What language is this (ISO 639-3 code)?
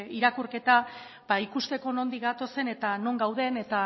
eus